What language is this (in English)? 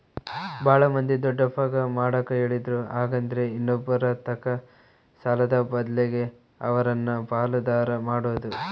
Kannada